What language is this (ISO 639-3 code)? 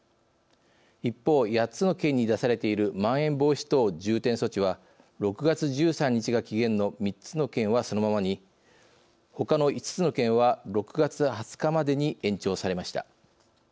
jpn